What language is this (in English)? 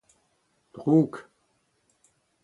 Breton